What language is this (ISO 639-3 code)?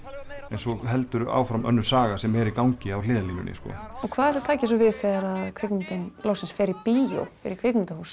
isl